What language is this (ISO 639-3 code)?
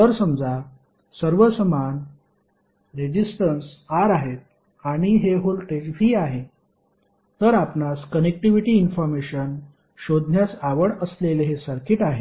mar